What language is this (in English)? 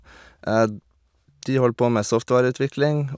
Norwegian